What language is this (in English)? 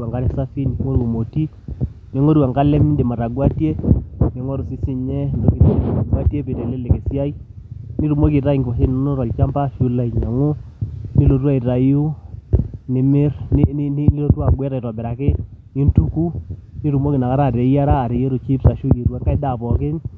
Masai